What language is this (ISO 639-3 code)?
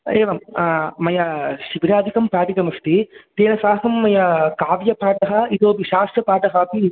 san